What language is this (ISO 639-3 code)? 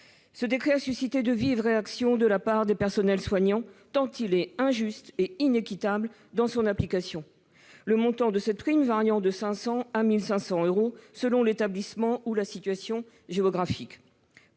fra